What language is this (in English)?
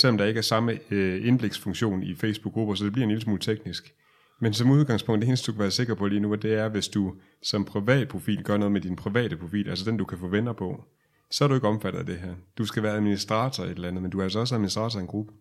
Danish